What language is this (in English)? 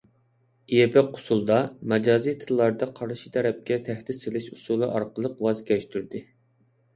Uyghur